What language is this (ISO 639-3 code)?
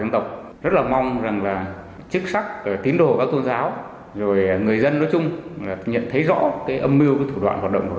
vie